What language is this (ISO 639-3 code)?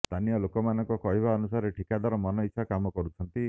ori